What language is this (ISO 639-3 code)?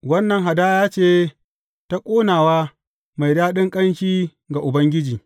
hau